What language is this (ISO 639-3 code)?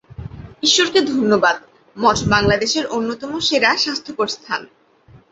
ben